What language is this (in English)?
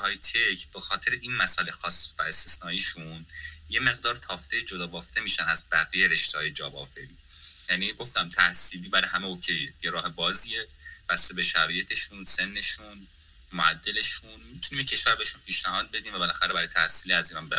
Persian